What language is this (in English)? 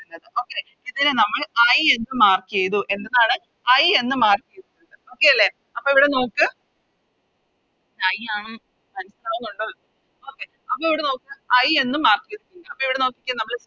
Malayalam